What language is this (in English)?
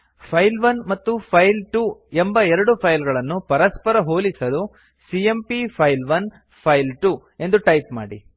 Kannada